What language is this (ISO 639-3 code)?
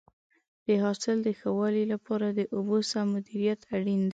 pus